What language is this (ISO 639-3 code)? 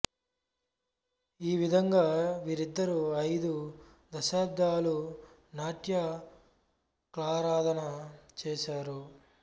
tel